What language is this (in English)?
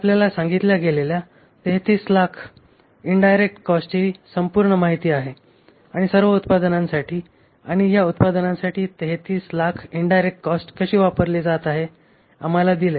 Marathi